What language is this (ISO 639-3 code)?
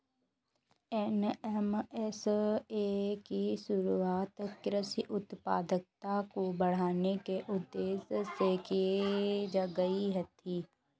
hin